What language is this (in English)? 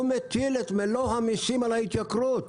Hebrew